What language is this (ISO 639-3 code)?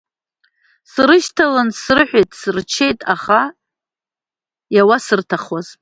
abk